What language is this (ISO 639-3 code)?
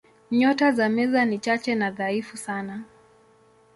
swa